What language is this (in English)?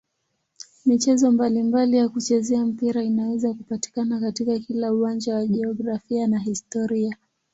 Swahili